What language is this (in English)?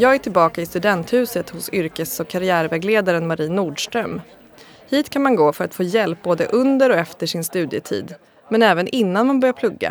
Swedish